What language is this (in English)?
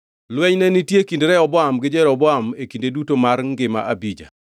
Luo (Kenya and Tanzania)